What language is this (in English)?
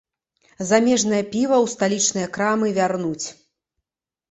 Belarusian